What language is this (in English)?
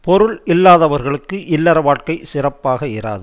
Tamil